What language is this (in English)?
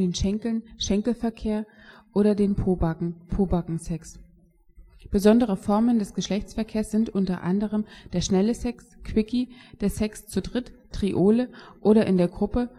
German